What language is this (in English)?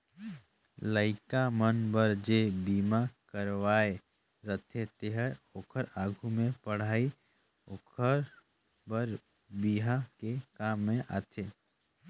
Chhattisgarhi